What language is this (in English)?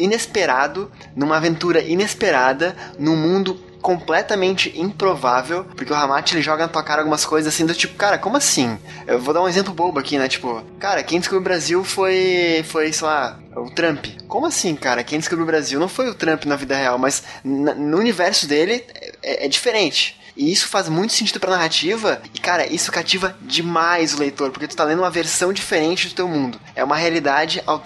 Portuguese